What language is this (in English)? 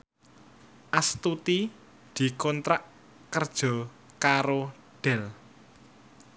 Javanese